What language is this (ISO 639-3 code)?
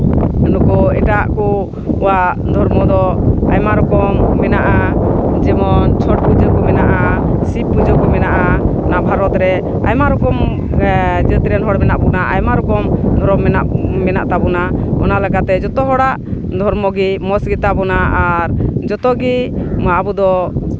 sat